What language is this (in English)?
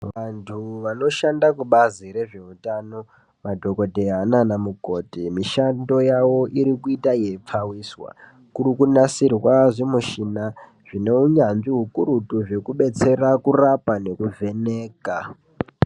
Ndau